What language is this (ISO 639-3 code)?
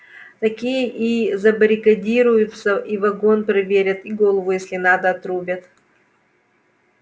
rus